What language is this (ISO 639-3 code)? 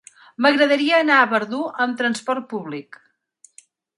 cat